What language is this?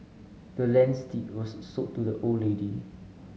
English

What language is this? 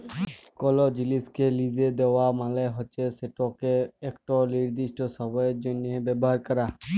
Bangla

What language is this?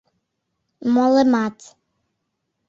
Mari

